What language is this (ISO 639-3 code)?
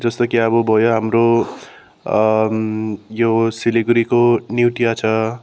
nep